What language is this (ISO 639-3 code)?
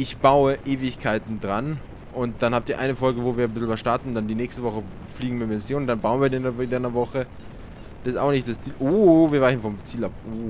deu